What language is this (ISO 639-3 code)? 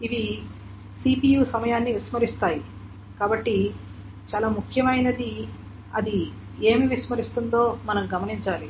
tel